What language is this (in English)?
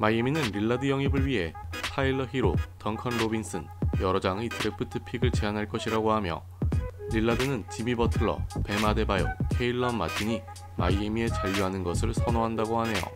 Korean